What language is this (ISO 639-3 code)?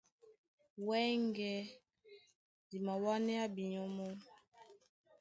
dua